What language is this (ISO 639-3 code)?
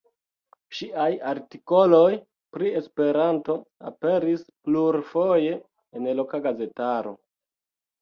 epo